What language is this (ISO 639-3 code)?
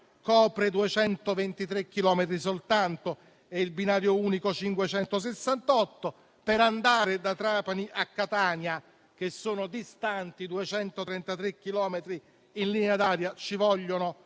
ita